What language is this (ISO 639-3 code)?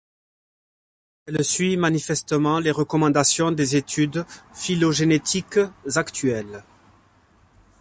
fra